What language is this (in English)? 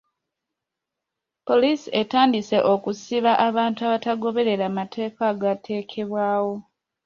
Ganda